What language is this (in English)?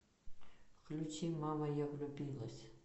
Russian